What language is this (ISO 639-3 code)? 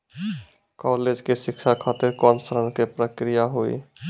mai